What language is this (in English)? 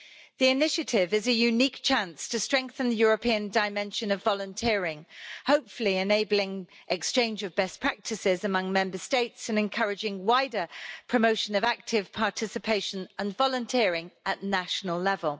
English